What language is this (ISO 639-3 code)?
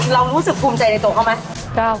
tha